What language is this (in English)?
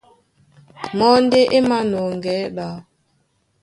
Duala